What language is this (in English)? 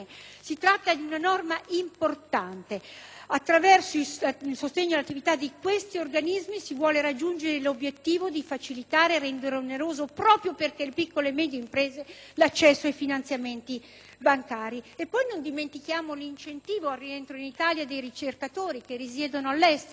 Italian